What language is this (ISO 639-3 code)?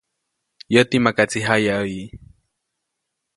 zoc